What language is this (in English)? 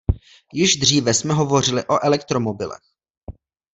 Czech